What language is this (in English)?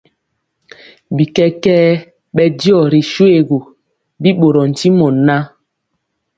Mpiemo